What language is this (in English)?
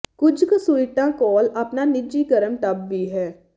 Punjabi